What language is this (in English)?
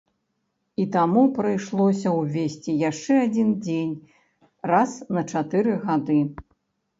Belarusian